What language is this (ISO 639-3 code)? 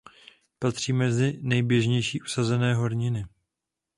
ces